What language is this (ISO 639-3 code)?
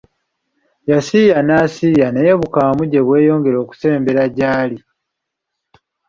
lug